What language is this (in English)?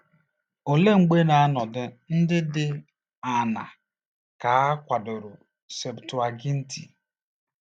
Igbo